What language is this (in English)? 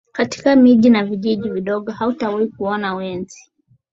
Swahili